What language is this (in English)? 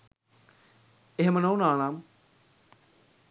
Sinhala